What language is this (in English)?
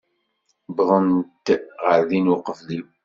Kabyle